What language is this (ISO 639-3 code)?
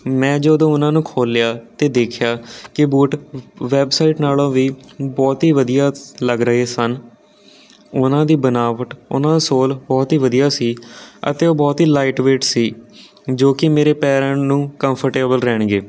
pan